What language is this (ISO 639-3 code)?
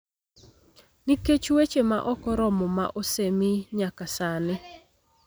luo